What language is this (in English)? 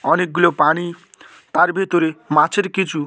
Bangla